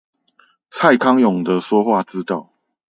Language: Chinese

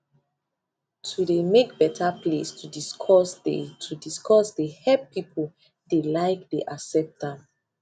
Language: Nigerian Pidgin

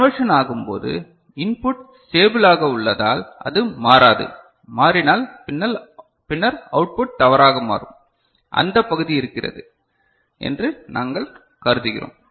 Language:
Tamil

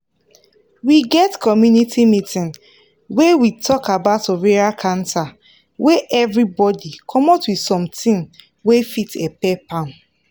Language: Nigerian Pidgin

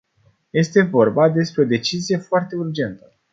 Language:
Romanian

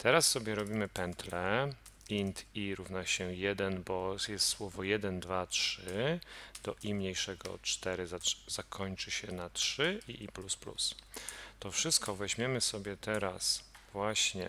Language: Polish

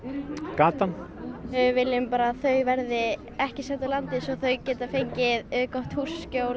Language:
Icelandic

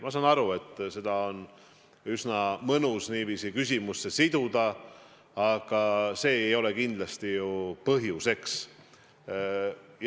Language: Estonian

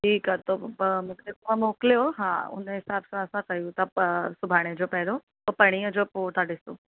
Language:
Sindhi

